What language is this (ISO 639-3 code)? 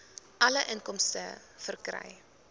afr